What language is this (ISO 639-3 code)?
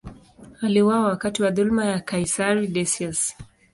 swa